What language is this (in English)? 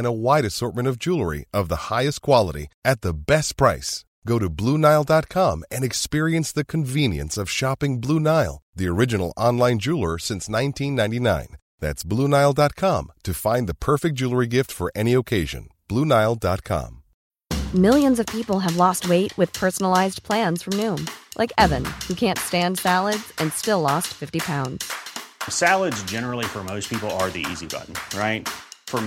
Filipino